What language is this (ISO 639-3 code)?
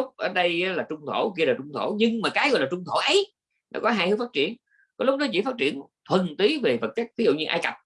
vie